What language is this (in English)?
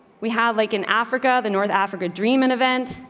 English